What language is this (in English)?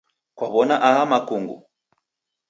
Taita